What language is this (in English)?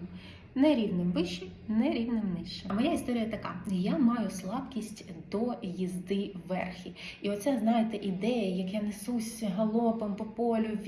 Ukrainian